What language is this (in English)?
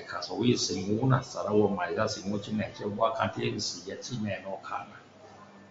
Min Dong Chinese